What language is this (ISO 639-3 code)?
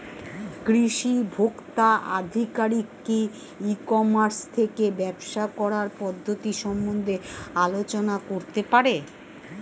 ben